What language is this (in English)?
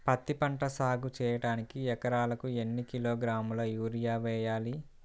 Telugu